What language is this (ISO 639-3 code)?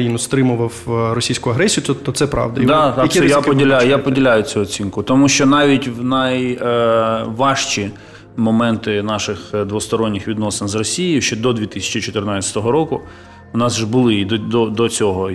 ukr